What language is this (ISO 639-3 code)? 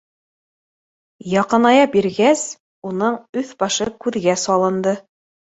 bak